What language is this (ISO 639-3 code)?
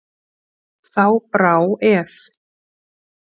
isl